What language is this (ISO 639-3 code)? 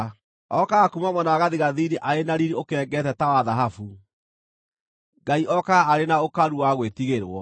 kik